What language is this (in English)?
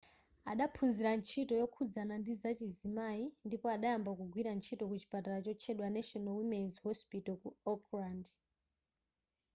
Nyanja